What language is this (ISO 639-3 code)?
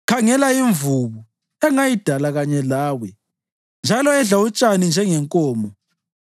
nde